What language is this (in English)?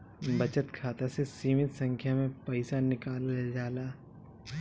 Bhojpuri